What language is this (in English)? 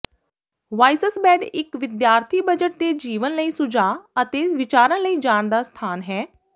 Punjabi